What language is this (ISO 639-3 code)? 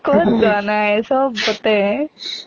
asm